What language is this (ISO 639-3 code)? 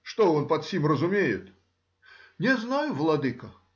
rus